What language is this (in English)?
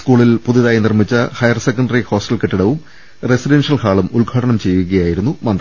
Malayalam